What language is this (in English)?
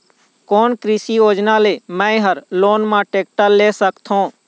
Chhattisgarhi